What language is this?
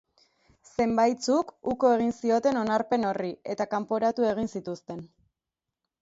Basque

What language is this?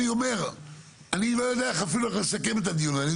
Hebrew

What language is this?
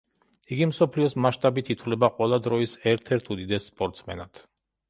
Georgian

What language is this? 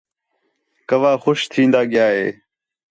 Khetrani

